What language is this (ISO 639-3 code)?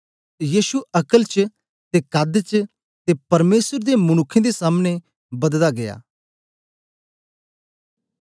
doi